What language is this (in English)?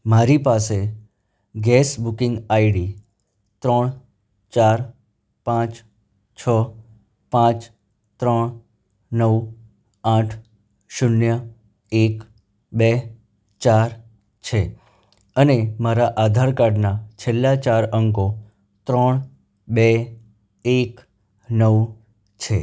Gujarati